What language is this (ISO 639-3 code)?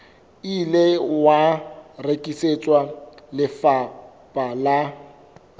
sot